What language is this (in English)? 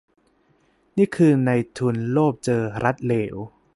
Thai